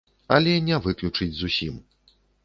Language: Belarusian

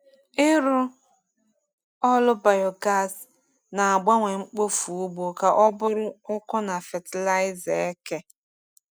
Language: Igbo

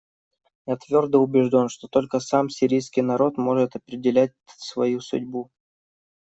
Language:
Russian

